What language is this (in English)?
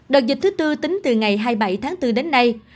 Vietnamese